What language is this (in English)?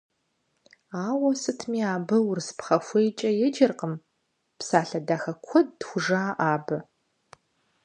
Kabardian